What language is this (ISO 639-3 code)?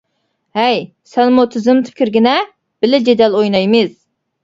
uig